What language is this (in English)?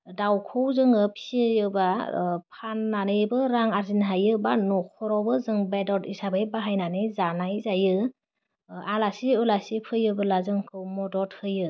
Bodo